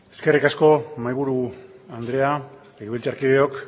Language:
Basque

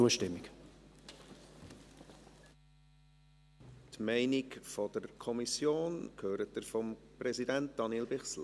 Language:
Swiss German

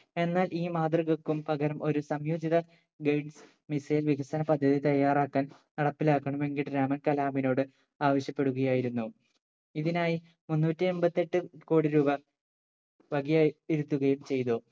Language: Malayalam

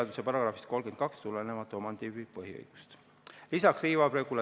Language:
Estonian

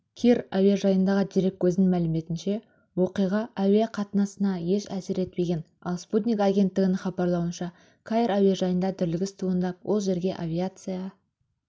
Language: Kazakh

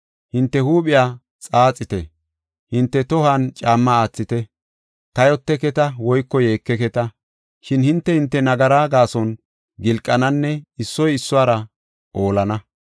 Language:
Gofa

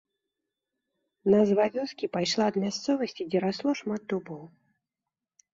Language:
Belarusian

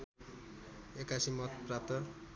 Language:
Nepali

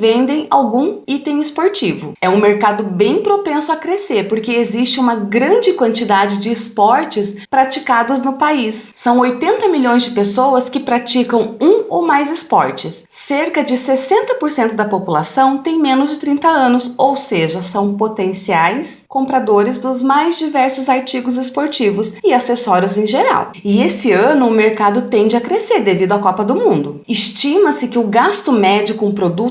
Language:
Portuguese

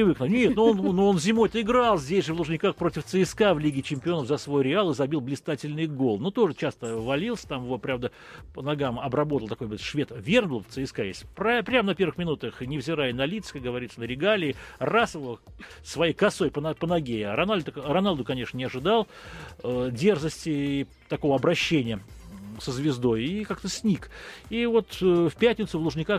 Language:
Russian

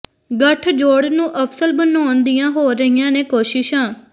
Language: Punjabi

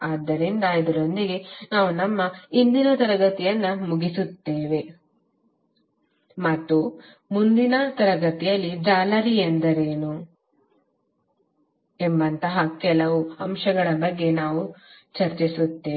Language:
Kannada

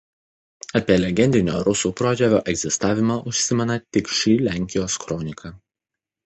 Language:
Lithuanian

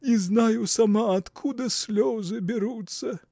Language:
Russian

